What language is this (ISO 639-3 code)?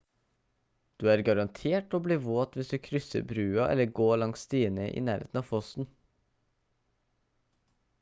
nob